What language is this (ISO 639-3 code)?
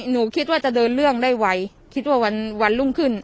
tha